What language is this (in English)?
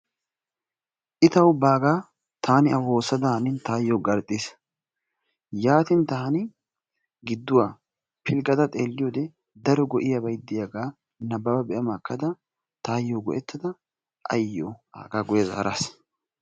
Wolaytta